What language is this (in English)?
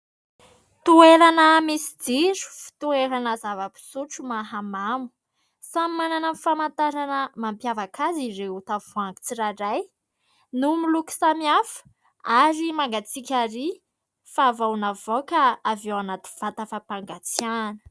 Malagasy